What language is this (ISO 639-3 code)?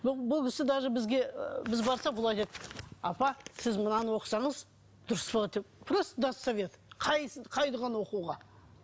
kaz